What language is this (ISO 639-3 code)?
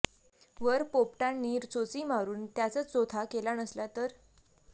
mar